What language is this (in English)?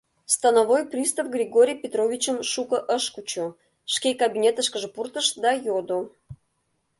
Mari